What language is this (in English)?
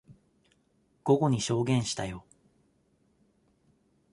Japanese